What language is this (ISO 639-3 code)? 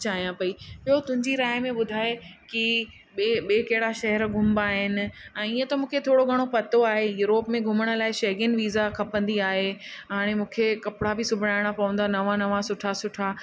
snd